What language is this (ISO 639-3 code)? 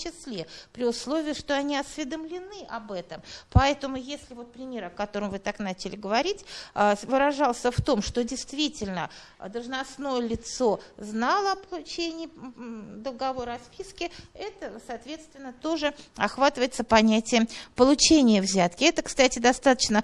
rus